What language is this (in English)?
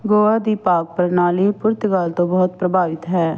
Punjabi